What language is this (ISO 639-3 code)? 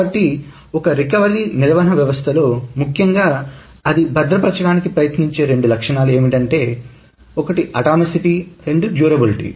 tel